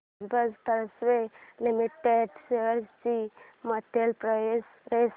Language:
Marathi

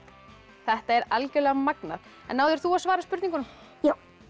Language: Icelandic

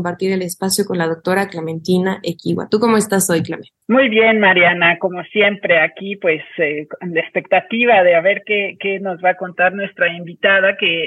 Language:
Spanish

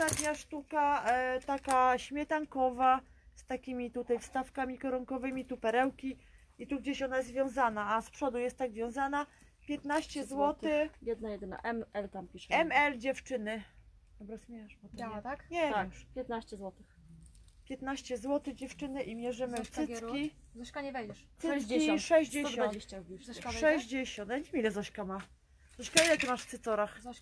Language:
Polish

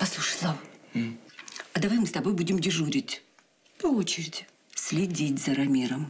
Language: Russian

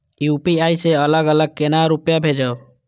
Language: Maithili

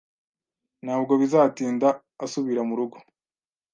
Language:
Kinyarwanda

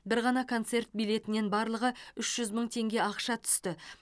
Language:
Kazakh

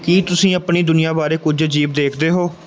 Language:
Punjabi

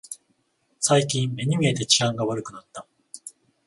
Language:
Japanese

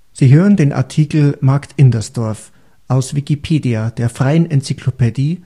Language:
German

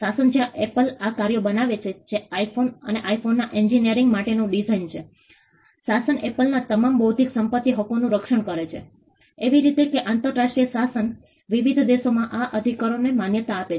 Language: Gujarati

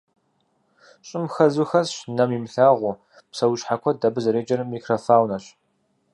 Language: Kabardian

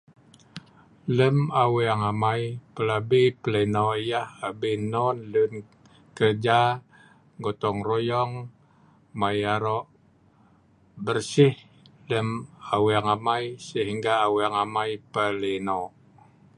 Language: Sa'ban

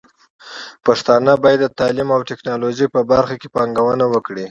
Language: Pashto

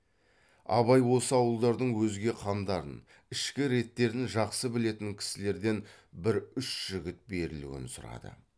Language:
Kazakh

